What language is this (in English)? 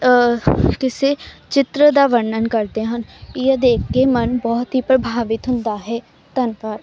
Punjabi